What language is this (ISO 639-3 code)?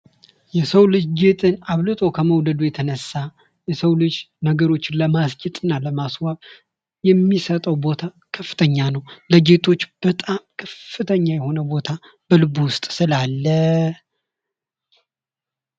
amh